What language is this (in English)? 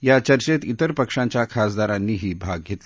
Marathi